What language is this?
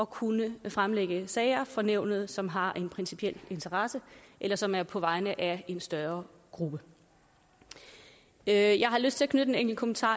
Danish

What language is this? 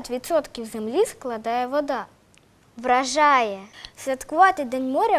Ukrainian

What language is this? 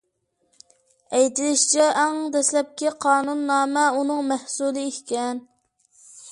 Uyghur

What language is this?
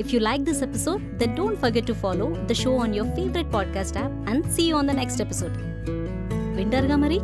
Telugu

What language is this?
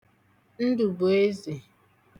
Igbo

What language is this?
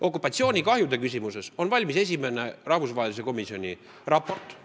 Estonian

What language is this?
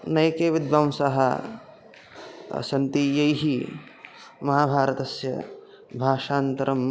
Sanskrit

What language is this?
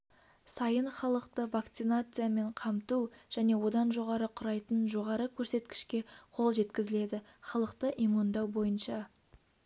Kazakh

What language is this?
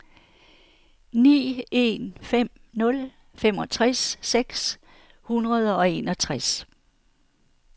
Danish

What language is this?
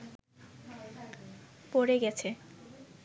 Bangla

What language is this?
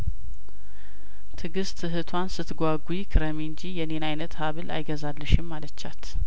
Amharic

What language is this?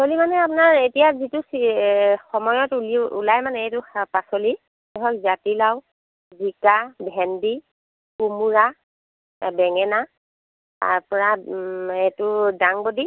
Assamese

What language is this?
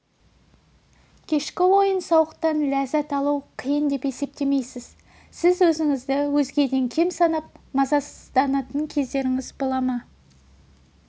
Kazakh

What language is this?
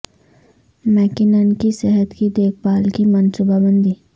Urdu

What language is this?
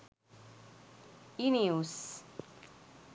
Sinhala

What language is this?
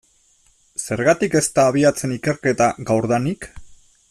Basque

